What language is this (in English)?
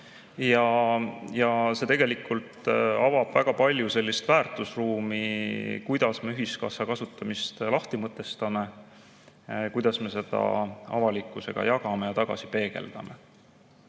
Estonian